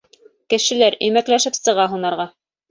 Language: Bashkir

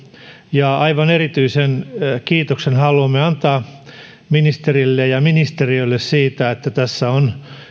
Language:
Finnish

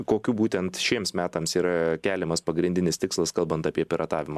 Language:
Lithuanian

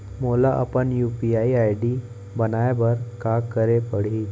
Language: Chhattisgarhi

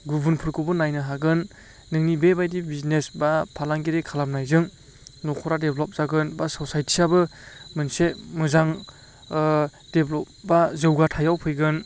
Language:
Bodo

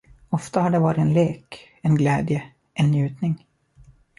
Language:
Swedish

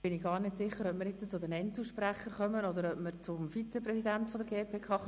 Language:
Swiss German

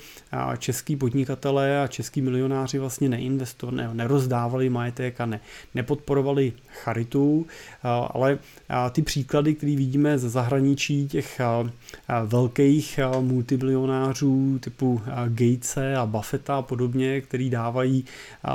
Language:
Czech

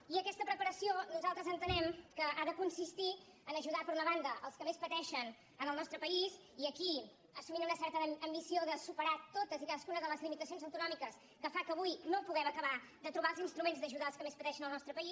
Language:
Catalan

